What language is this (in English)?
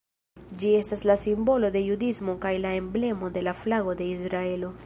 Esperanto